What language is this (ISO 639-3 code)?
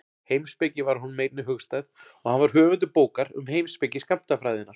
isl